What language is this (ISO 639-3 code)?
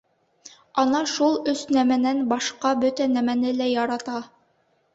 bak